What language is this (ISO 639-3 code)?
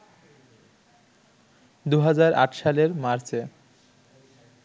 ben